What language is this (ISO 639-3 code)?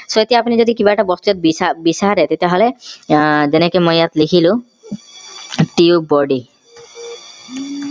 asm